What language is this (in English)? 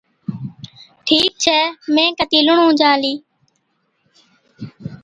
Od